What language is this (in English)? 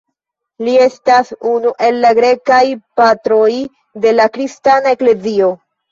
Esperanto